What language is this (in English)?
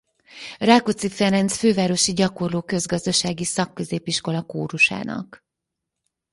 Hungarian